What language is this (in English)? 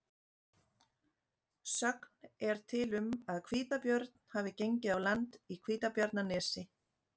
Icelandic